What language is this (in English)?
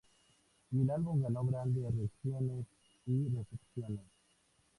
Spanish